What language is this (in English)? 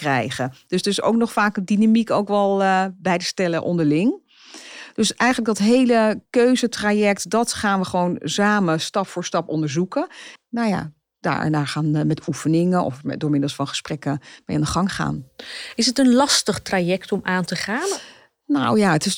Dutch